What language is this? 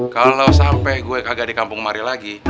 Indonesian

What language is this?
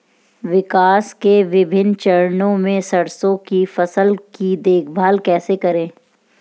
Hindi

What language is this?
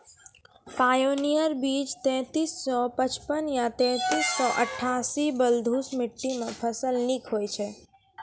Maithili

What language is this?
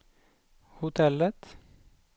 Swedish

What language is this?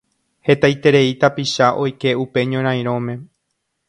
Guarani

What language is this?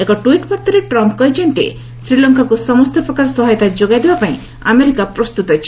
Odia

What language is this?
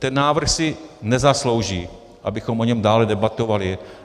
Czech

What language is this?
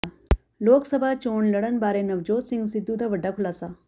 Punjabi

